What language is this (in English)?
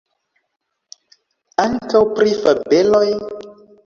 Esperanto